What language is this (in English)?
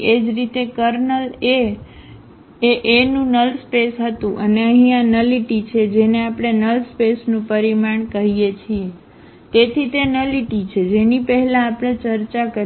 Gujarati